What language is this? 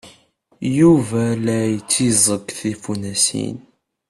Kabyle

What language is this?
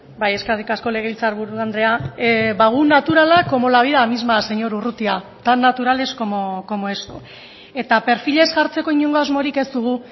Basque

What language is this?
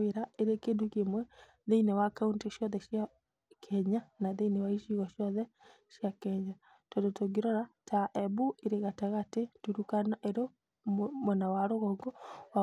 Kikuyu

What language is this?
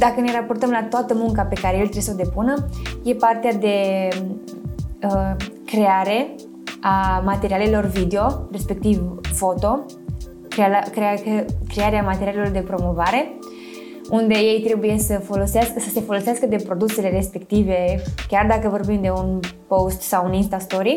Romanian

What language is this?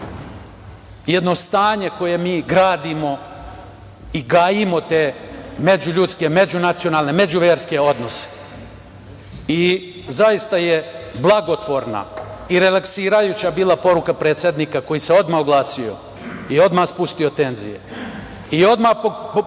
Serbian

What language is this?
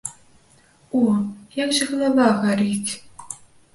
Belarusian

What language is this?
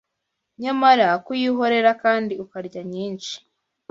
Kinyarwanda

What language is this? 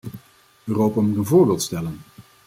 Dutch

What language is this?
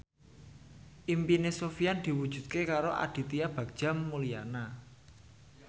Javanese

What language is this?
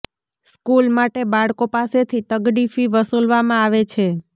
Gujarati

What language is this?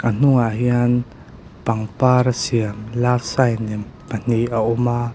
Mizo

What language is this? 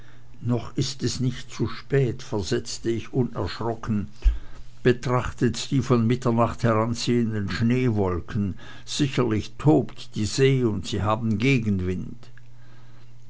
German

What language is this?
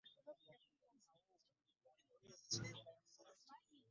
Ganda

